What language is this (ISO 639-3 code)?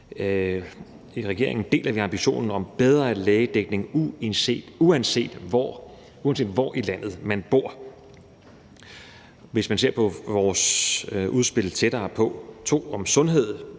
dan